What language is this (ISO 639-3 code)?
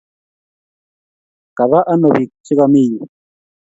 kln